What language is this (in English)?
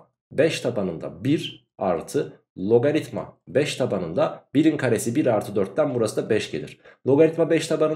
Turkish